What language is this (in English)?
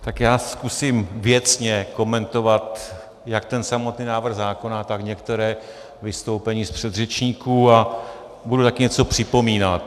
Czech